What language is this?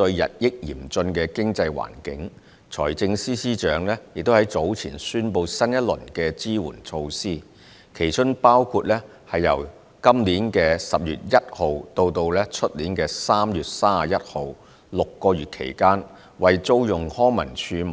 Cantonese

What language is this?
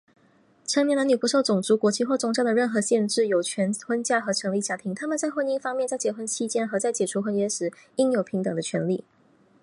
Chinese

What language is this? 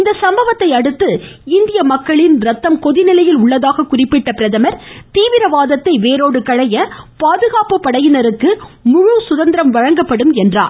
Tamil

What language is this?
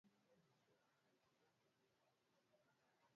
Swahili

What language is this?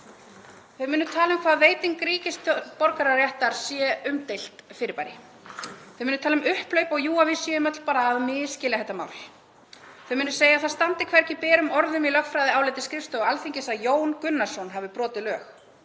Icelandic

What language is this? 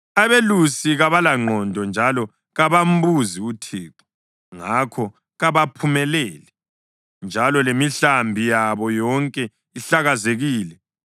North Ndebele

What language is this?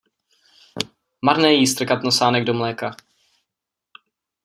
Czech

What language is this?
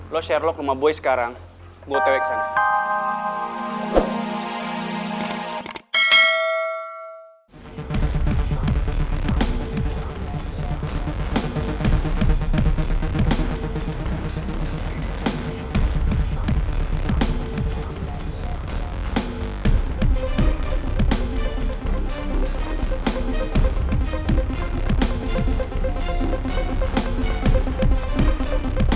Indonesian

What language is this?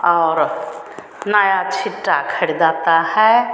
Hindi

